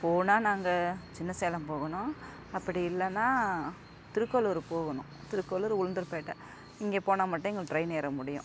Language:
Tamil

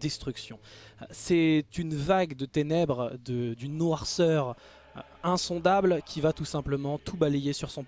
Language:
French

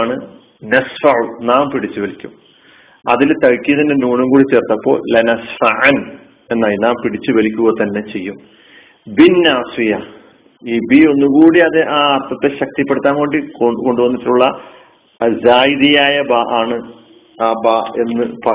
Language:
Malayalam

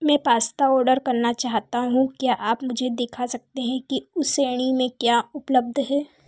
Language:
Hindi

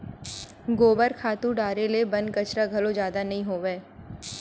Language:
Chhattisgarhi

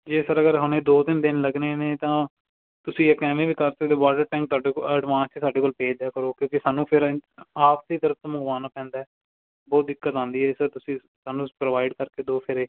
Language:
Punjabi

